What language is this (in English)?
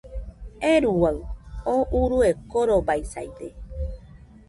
Nüpode Huitoto